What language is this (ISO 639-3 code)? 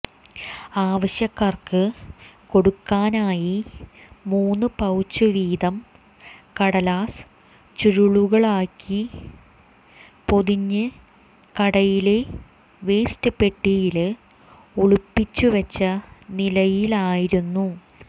mal